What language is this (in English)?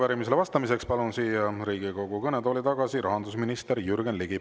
Estonian